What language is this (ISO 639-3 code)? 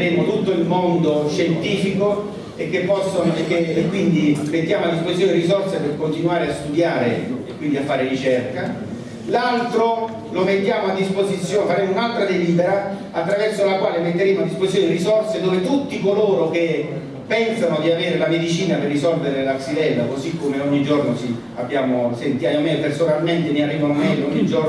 ita